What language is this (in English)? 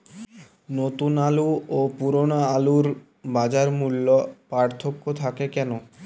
Bangla